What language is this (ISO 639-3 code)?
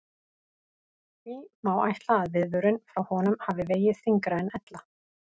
isl